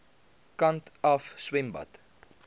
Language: Afrikaans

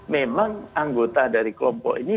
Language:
Indonesian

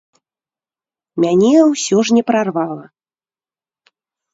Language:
Belarusian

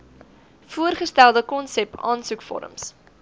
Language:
Afrikaans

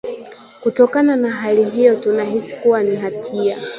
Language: Swahili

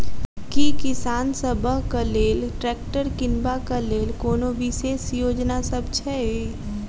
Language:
Maithili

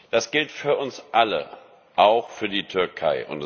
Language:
German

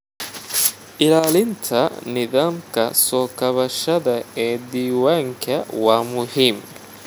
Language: Somali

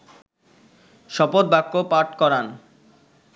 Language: Bangla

